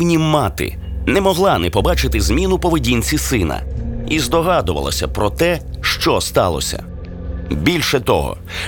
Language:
Ukrainian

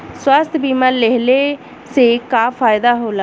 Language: Bhojpuri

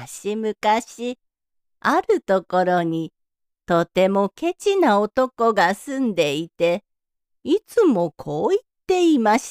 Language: Japanese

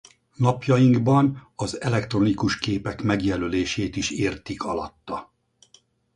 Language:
Hungarian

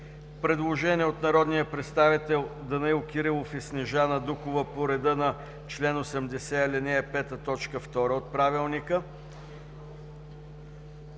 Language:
Bulgarian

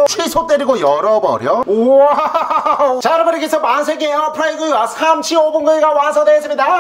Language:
Korean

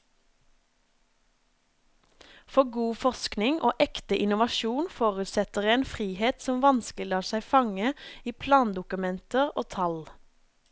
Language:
Norwegian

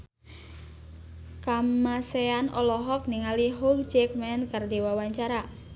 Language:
Sundanese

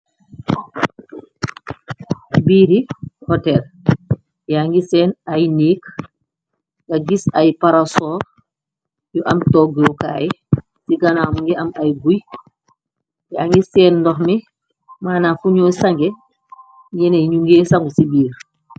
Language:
Wolof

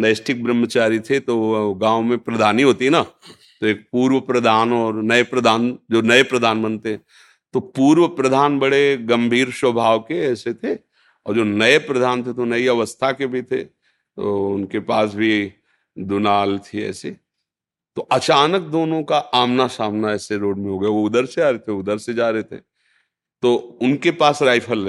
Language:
Hindi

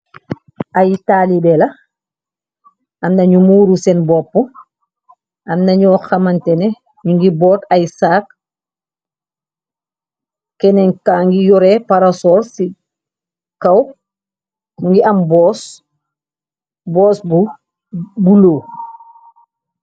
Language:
Wolof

